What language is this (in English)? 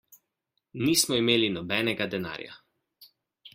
Slovenian